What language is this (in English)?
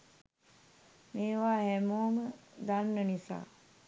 Sinhala